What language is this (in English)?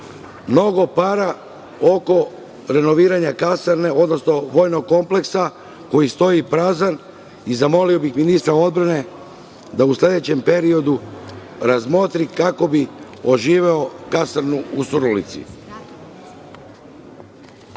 Serbian